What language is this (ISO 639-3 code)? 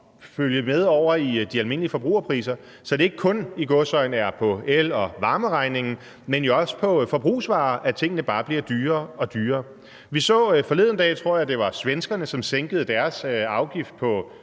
dan